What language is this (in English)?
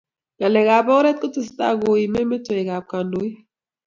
Kalenjin